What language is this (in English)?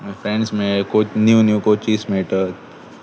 Konkani